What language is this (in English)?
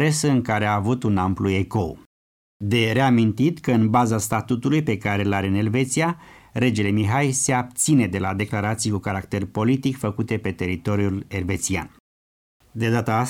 Romanian